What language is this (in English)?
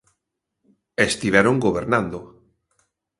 Galician